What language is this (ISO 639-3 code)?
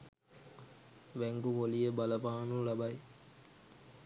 sin